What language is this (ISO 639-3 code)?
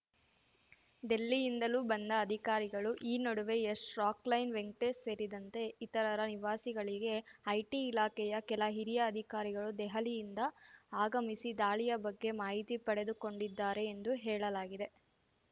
kan